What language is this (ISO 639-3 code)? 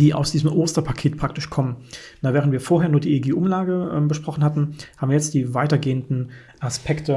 deu